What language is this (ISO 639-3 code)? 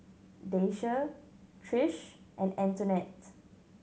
eng